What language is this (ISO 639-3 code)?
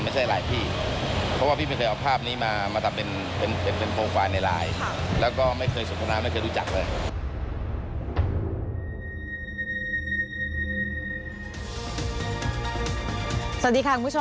tha